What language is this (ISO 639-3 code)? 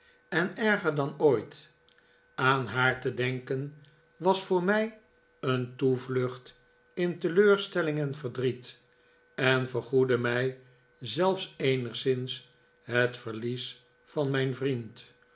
nld